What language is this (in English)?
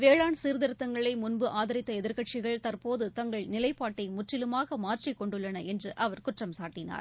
Tamil